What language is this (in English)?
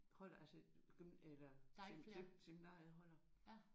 Danish